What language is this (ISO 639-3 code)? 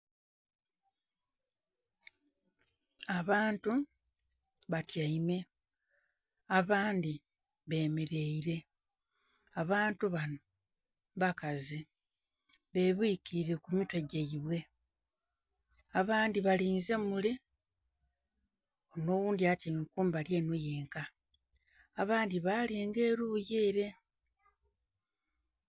xog